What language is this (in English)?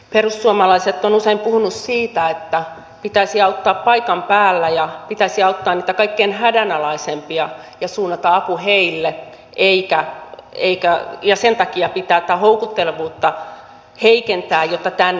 Finnish